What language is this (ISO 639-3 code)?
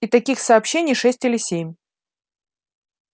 rus